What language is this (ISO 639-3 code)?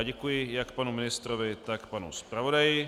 ces